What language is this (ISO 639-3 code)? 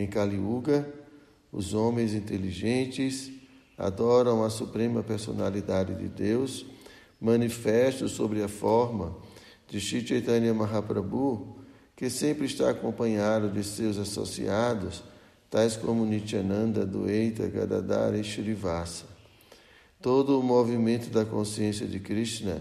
por